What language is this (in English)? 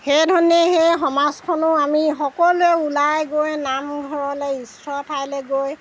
Assamese